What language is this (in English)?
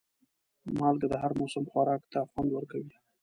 Pashto